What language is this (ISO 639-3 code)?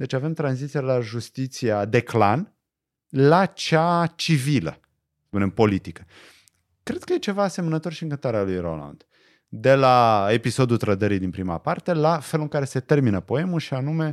ron